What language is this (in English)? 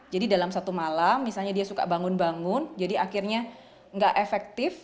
Indonesian